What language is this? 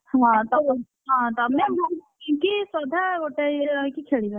Odia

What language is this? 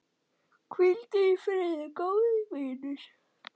Icelandic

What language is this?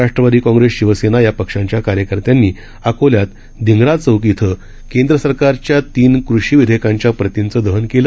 Marathi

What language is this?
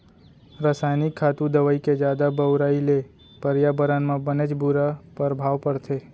Chhattisgarhi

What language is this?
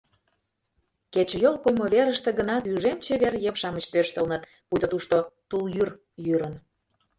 Mari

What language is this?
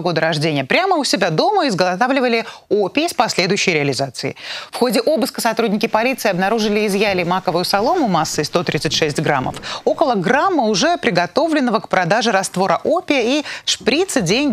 Russian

